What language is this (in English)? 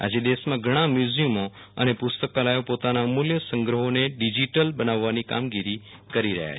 Gujarati